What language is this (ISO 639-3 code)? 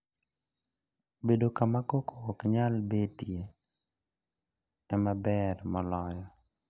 luo